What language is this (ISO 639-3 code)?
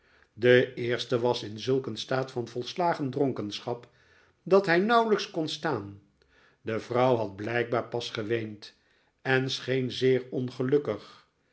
nld